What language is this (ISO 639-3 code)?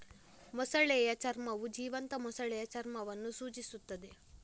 kan